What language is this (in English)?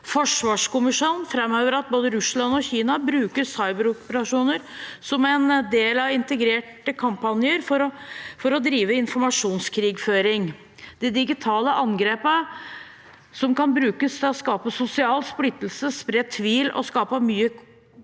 Norwegian